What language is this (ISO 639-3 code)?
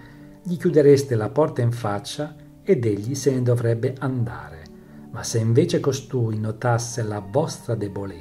ita